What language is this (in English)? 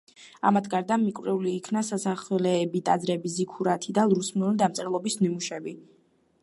Georgian